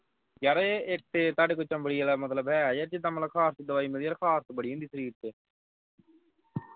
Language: Punjabi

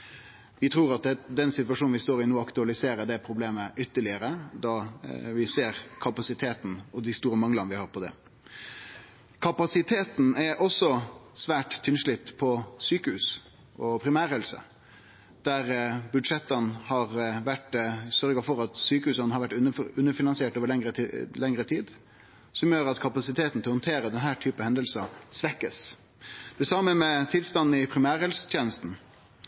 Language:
Norwegian Nynorsk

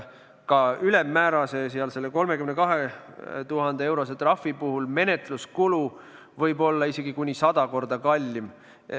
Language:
Estonian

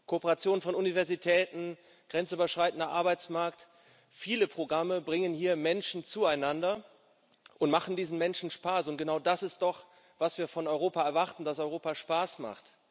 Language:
German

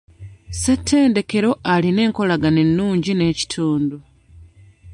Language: Ganda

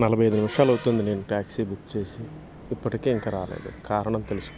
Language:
Telugu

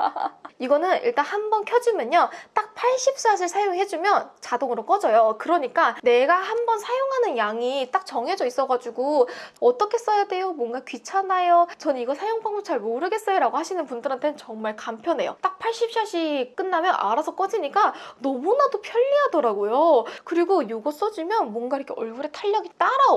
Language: Korean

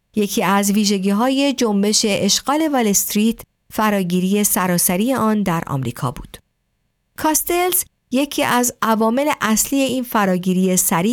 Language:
Persian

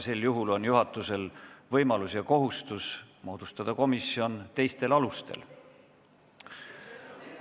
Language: Estonian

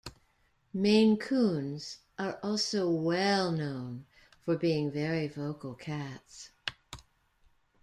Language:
English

